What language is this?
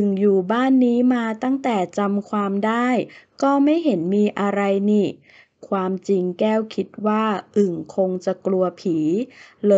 Thai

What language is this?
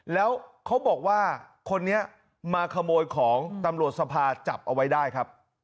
Thai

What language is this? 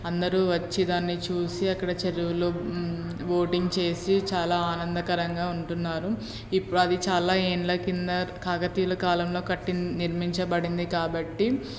Telugu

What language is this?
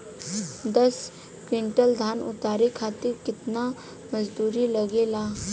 Bhojpuri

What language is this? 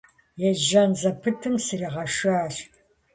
Kabardian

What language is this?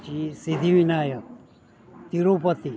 Gujarati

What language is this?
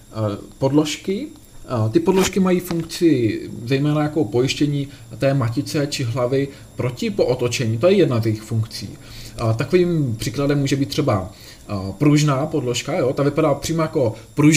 Czech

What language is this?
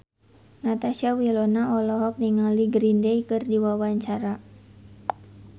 Sundanese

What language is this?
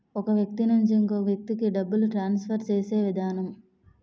Telugu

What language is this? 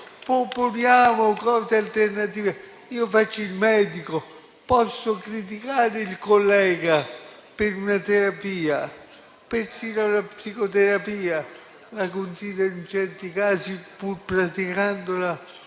Italian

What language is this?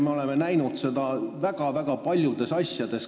Estonian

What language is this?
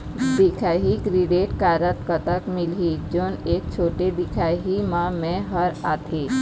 Chhattisgarhi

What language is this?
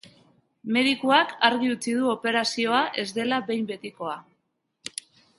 Basque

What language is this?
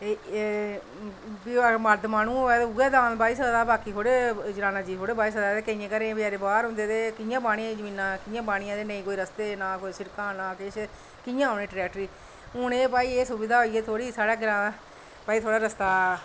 Dogri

